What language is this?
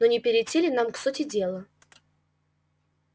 Russian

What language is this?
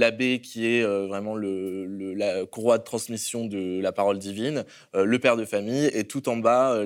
French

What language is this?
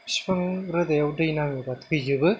Bodo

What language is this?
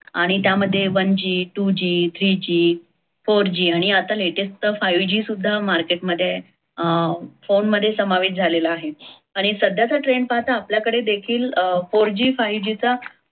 Marathi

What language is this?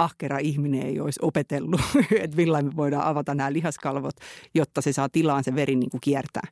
Finnish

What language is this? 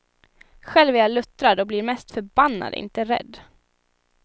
Swedish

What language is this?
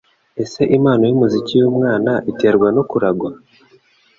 Kinyarwanda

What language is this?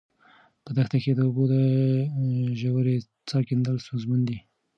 Pashto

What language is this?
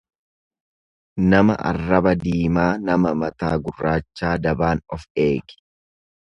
Oromo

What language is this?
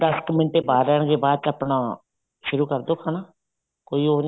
Punjabi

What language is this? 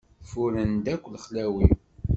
Kabyle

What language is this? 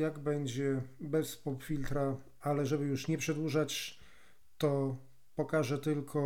Polish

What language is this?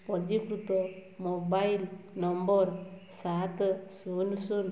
Odia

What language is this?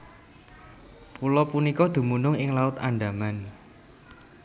Javanese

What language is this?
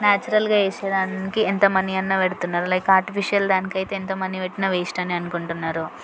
Telugu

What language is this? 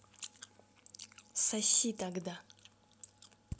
Russian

